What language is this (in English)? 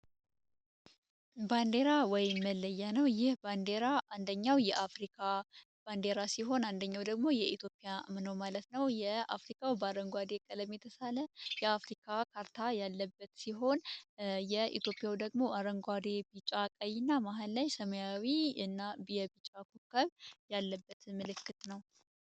Amharic